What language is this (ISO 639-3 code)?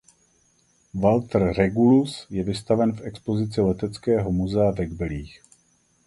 ces